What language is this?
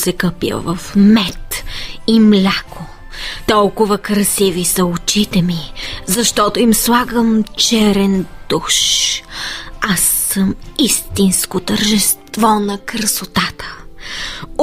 Bulgarian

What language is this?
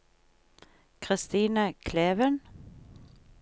Norwegian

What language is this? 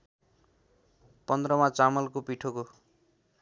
Nepali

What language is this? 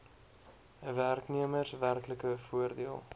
Afrikaans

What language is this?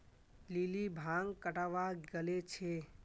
Magahi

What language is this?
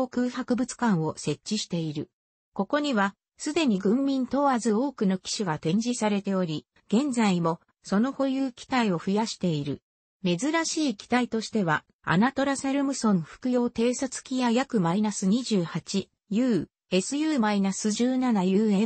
Japanese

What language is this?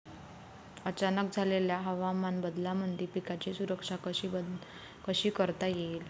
Marathi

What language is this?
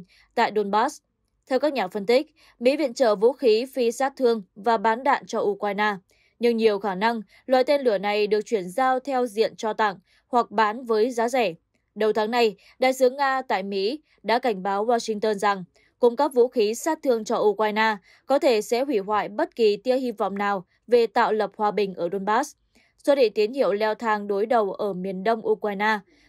Vietnamese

